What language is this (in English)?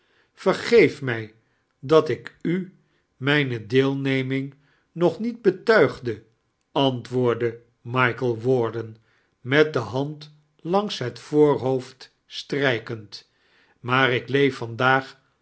Dutch